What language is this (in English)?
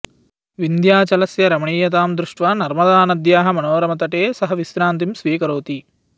Sanskrit